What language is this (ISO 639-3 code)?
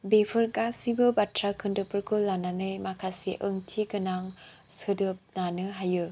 brx